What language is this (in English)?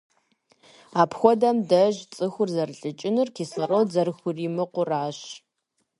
Kabardian